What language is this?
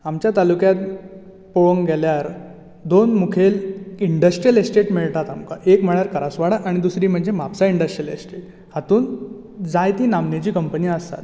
Konkani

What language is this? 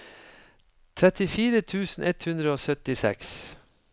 Norwegian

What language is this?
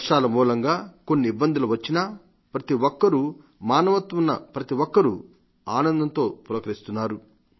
Telugu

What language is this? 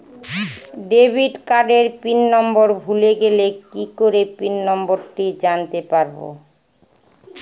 Bangla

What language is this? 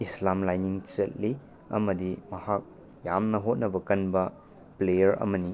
Manipuri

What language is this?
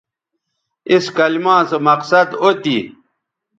Bateri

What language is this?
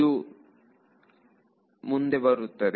Kannada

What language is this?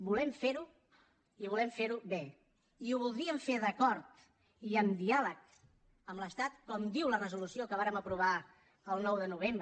Catalan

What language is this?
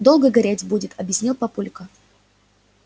Russian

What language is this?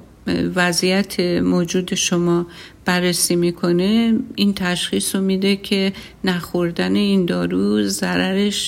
Persian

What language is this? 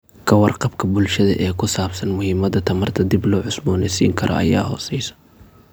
Somali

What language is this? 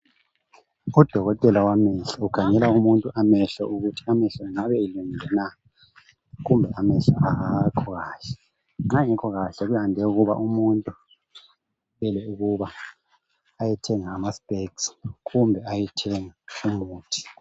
North Ndebele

